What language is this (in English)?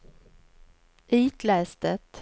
Swedish